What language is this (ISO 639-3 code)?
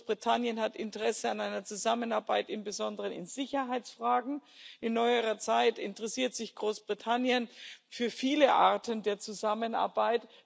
deu